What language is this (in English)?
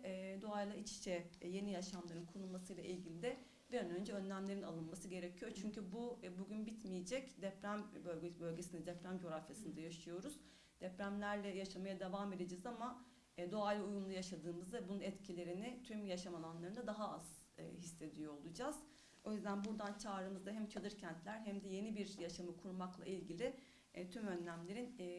Turkish